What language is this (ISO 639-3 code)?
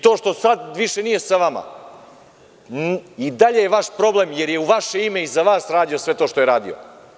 srp